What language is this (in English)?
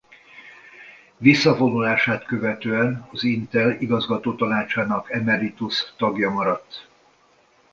Hungarian